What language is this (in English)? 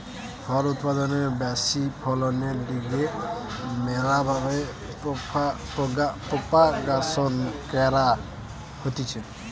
Bangla